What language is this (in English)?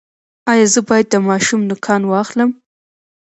Pashto